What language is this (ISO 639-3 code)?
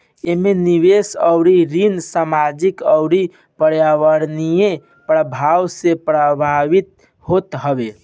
bho